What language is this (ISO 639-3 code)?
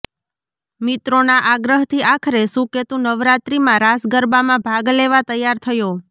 guj